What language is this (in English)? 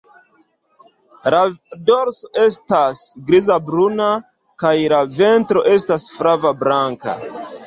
Esperanto